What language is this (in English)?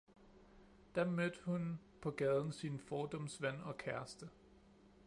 Danish